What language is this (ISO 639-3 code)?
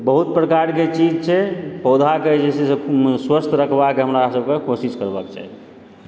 mai